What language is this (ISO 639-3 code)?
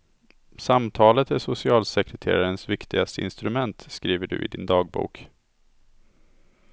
swe